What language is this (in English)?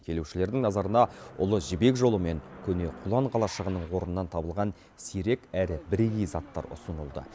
Kazakh